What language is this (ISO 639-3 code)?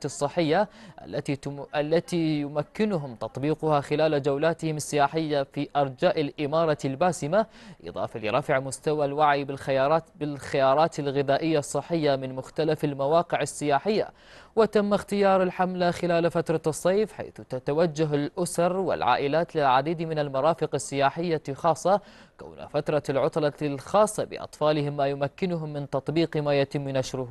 ara